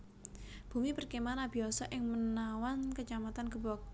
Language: Javanese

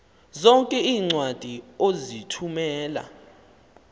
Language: Xhosa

